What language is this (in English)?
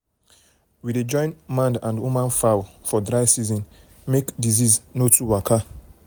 Nigerian Pidgin